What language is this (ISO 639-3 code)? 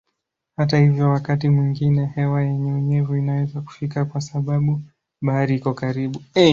swa